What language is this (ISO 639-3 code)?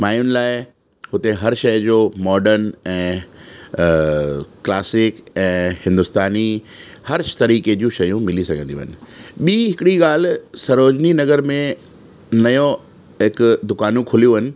snd